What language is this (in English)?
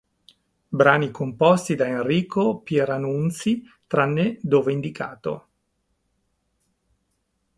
Italian